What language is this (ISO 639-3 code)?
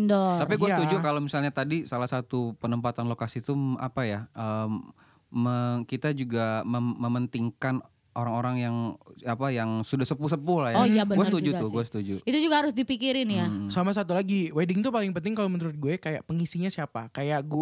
ind